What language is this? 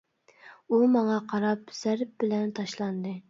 Uyghur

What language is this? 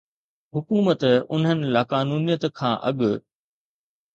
Sindhi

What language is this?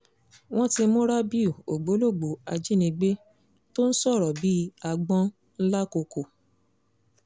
Yoruba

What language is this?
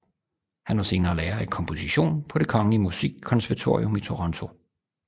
Danish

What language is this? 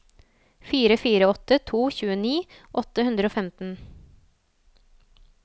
Norwegian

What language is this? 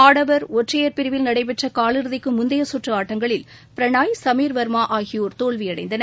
Tamil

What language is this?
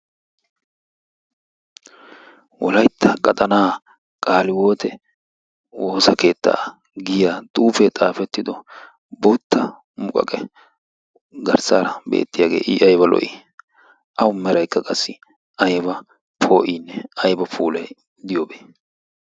Wolaytta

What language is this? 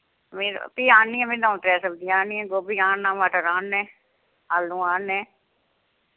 Dogri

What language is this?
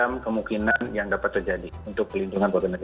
Indonesian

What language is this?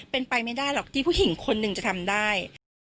Thai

